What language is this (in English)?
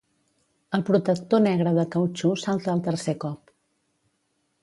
Catalan